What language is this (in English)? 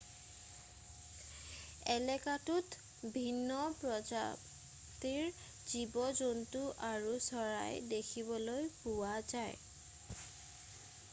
Assamese